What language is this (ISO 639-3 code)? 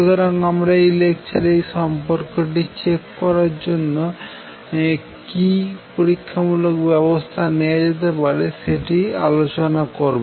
ben